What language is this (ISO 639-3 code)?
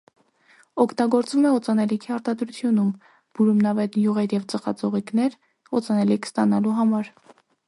hye